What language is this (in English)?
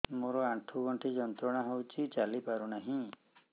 Odia